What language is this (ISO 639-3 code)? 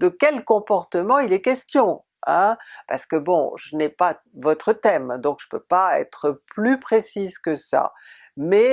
fra